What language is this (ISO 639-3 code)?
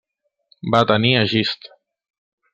cat